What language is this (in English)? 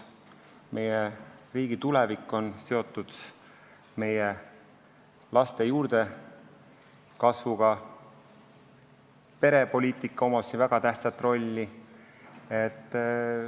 Estonian